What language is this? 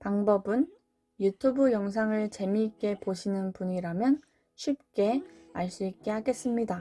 Korean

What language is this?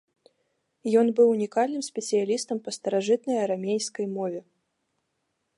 Belarusian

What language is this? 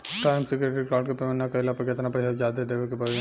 Bhojpuri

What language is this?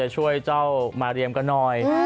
Thai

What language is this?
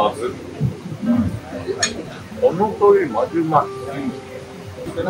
Japanese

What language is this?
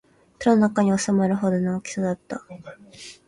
Japanese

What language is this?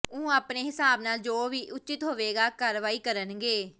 Punjabi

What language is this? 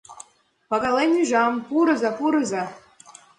Mari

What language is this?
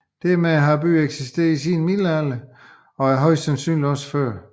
Danish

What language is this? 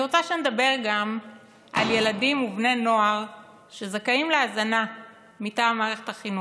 Hebrew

